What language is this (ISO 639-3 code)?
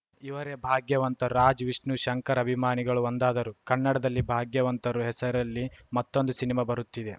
kan